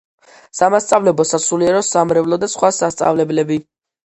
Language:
Georgian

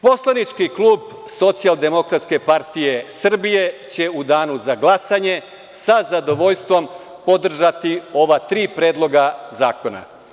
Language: Serbian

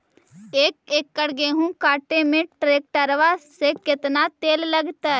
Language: Magahi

